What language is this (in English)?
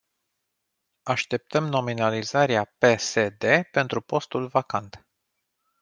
Romanian